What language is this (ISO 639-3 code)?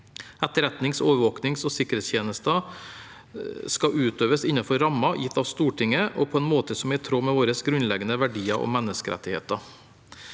nor